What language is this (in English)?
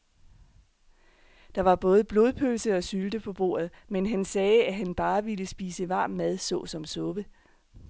Danish